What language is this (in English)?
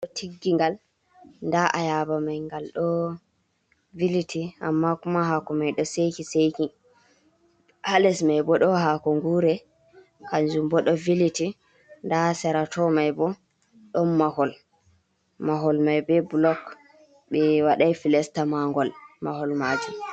Fula